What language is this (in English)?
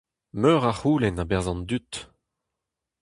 Breton